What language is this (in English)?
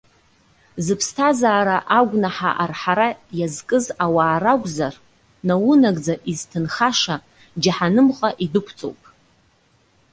Abkhazian